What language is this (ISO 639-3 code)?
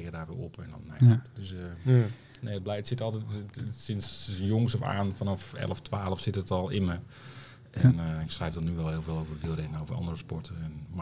nld